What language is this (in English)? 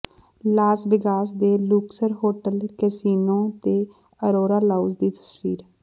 Punjabi